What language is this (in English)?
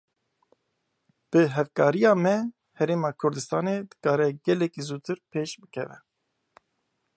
Kurdish